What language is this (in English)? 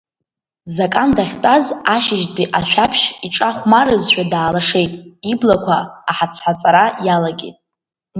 Abkhazian